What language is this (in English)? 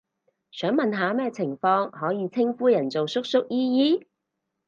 Cantonese